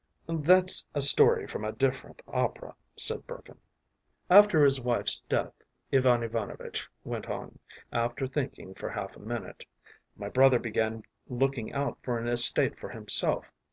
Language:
English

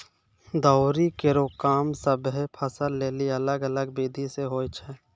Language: Maithili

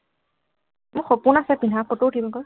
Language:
Assamese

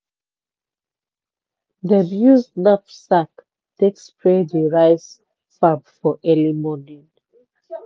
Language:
Nigerian Pidgin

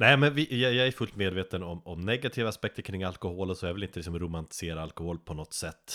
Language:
Swedish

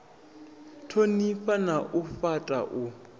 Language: Venda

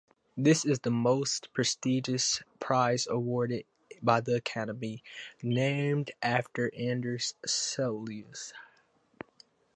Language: English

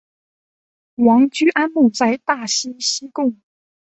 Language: Chinese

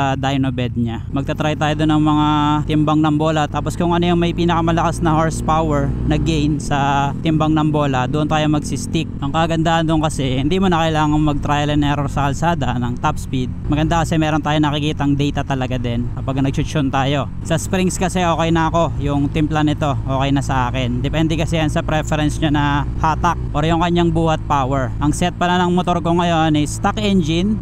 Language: Filipino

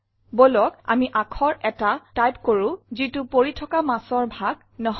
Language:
Assamese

